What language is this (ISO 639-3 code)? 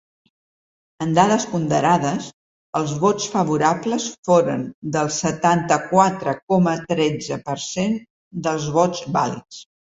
cat